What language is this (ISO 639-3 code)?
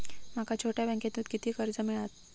mar